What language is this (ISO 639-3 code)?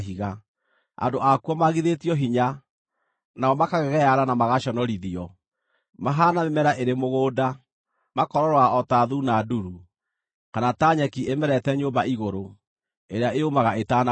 kik